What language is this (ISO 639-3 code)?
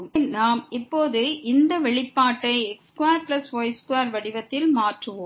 tam